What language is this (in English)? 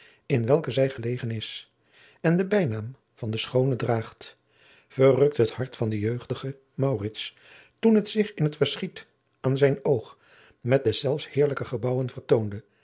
Dutch